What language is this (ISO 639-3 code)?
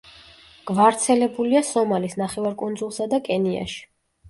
kat